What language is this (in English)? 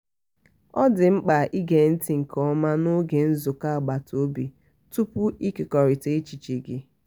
Igbo